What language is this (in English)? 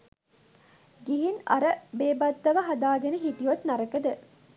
Sinhala